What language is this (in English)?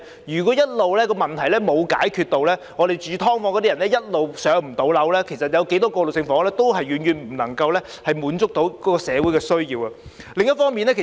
Cantonese